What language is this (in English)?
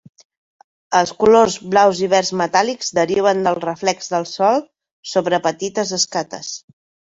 Catalan